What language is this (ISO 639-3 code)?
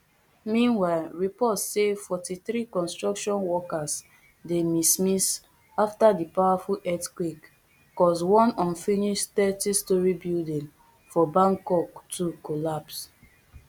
pcm